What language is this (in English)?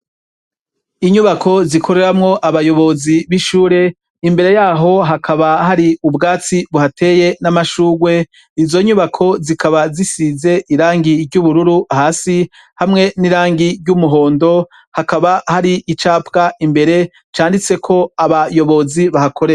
Rundi